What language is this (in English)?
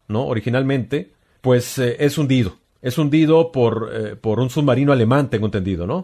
Spanish